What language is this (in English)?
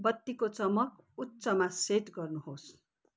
Nepali